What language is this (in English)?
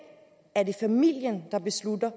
Danish